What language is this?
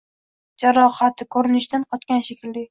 Uzbek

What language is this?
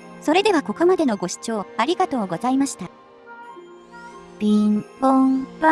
Japanese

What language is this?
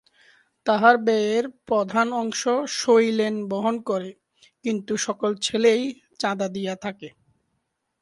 Bangla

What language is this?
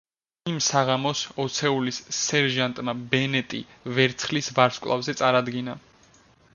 Georgian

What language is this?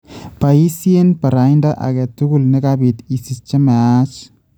Kalenjin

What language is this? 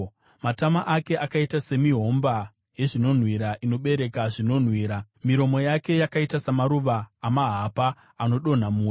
Shona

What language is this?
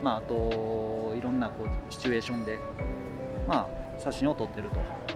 Japanese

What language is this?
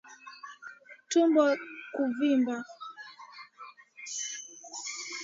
Swahili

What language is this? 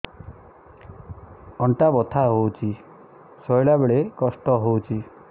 Odia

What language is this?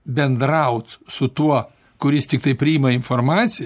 Lithuanian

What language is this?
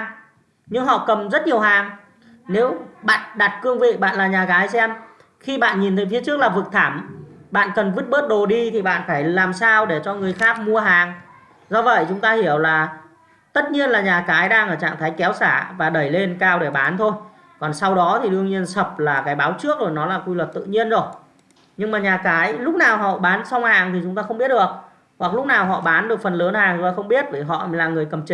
Vietnamese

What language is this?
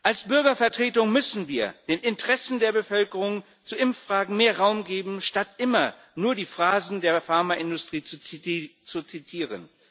German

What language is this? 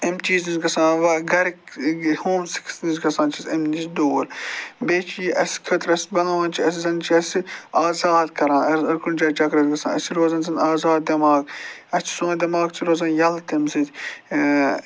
Kashmiri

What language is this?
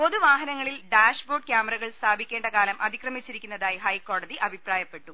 Malayalam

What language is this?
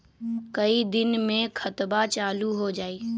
Magahi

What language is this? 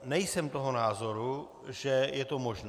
Czech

